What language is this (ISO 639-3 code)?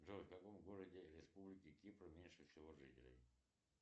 rus